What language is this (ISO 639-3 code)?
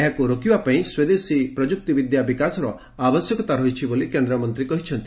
ori